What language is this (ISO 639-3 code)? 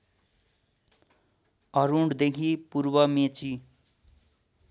nep